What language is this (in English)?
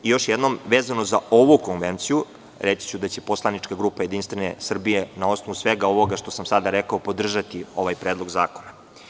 Serbian